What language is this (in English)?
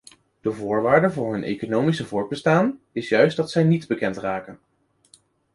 Dutch